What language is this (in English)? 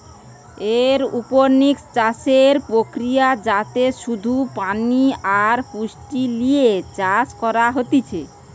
Bangla